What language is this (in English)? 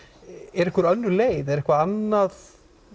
Icelandic